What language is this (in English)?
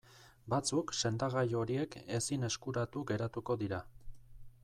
Basque